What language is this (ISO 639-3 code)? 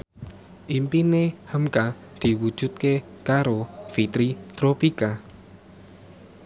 jav